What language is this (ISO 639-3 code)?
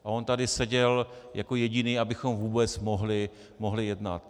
ces